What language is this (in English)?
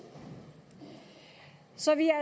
Danish